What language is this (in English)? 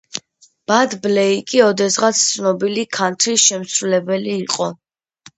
Georgian